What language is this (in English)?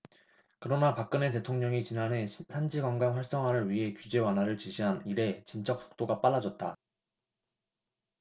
Korean